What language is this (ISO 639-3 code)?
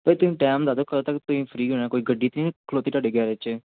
pan